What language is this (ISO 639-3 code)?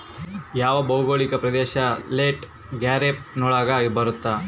kan